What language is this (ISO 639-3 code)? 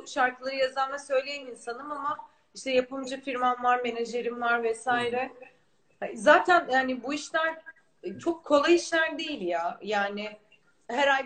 tur